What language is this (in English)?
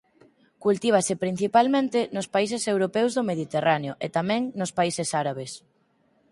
Galician